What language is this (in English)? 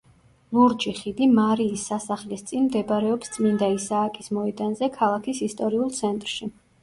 Georgian